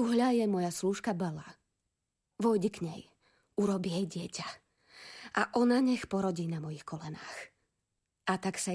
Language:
Slovak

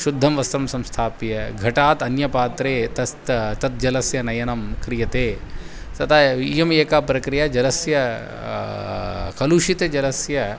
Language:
Sanskrit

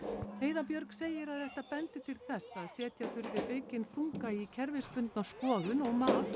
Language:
Icelandic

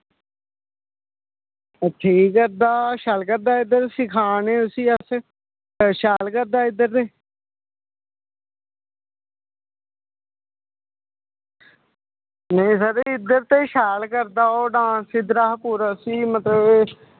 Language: Dogri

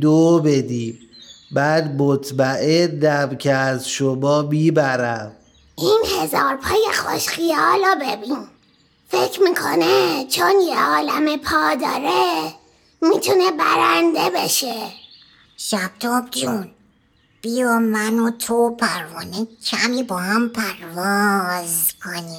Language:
Persian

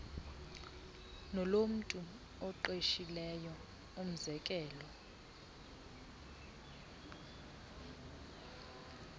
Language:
Xhosa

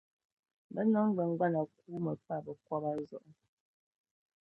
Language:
Dagbani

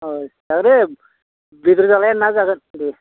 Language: Bodo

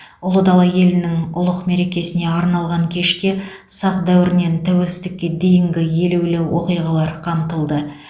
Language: Kazakh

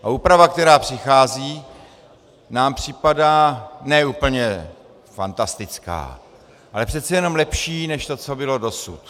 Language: Czech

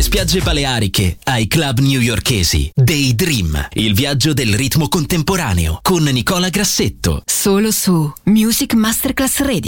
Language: Italian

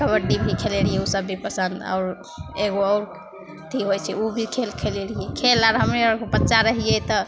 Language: Maithili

